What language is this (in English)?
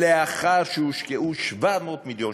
Hebrew